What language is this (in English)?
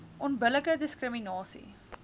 Afrikaans